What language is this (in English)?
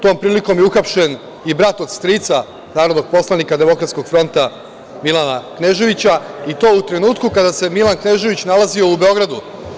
Serbian